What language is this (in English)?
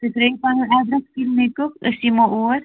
Kashmiri